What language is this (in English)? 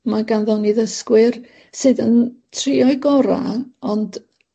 Welsh